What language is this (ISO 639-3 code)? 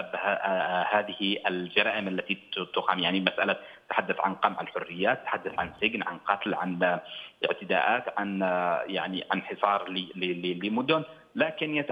ara